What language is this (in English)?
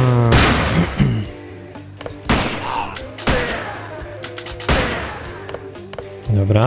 Polish